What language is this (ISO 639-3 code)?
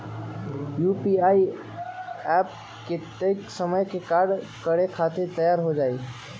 mag